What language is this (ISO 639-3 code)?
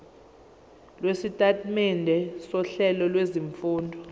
zul